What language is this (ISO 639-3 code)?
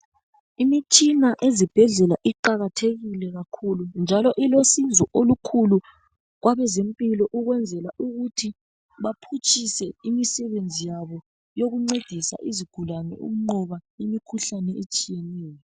nde